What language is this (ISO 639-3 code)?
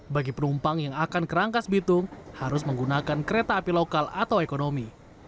ind